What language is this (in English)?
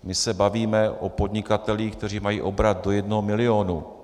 Czech